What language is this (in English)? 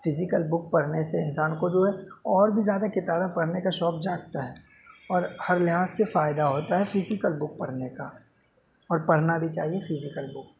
Urdu